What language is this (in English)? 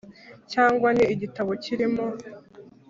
Kinyarwanda